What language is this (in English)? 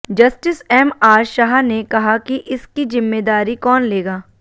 Hindi